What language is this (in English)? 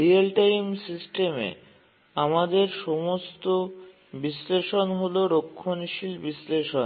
Bangla